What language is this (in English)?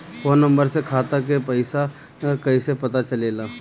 Bhojpuri